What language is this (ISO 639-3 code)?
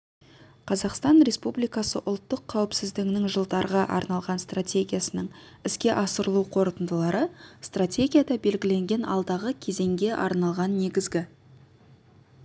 kaz